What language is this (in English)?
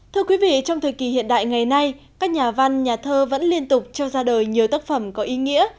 Vietnamese